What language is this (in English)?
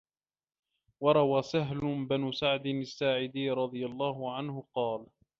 Arabic